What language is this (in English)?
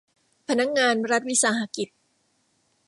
Thai